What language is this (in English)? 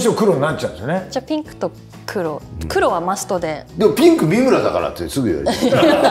Japanese